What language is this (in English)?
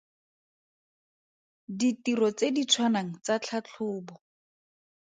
Tswana